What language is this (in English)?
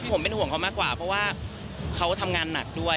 Thai